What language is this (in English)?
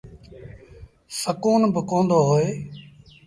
Sindhi Bhil